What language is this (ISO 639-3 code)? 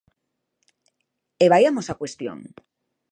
glg